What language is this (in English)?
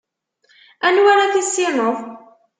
Kabyle